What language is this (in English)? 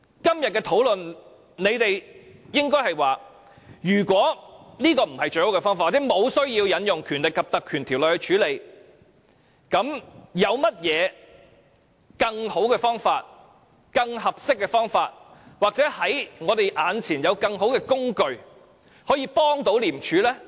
Cantonese